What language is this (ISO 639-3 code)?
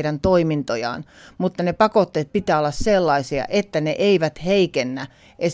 fin